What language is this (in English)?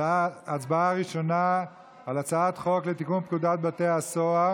Hebrew